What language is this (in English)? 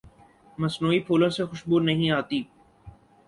Urdu